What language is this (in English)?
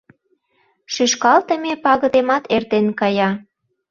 Mari